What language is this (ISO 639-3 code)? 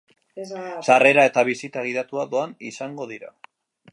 eus